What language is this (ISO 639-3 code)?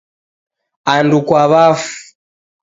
dav